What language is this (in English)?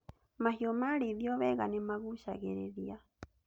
Kikuyu